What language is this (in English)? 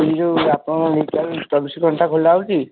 Odia